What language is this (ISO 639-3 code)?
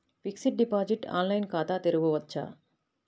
tel